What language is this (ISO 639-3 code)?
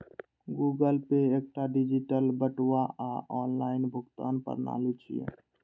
mai